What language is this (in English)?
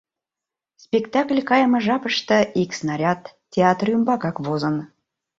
Mari